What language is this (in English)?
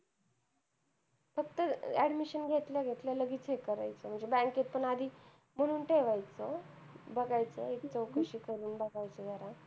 Marathi